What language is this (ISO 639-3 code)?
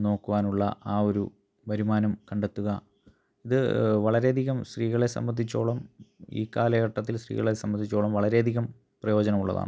mal